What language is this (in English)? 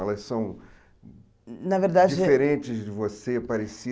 Portuguese